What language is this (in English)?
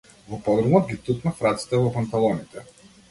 Macedonian